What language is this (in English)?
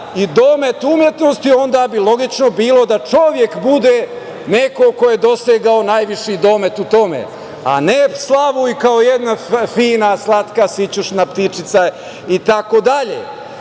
Serbian